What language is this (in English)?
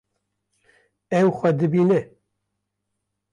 Kurdish